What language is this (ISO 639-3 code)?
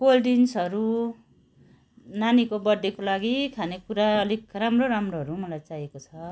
nep